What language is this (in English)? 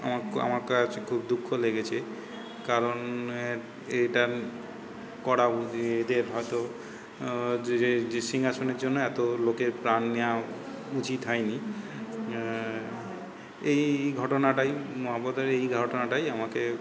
Bangla